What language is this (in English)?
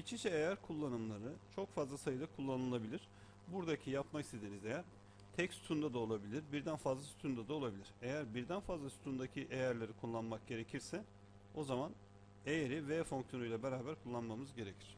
Turkish